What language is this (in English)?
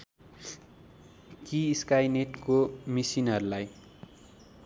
Nepali